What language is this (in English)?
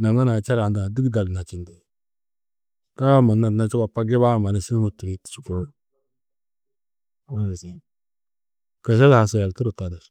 Tedaga